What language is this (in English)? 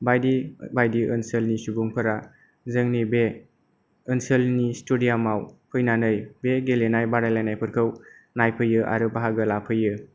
Bodo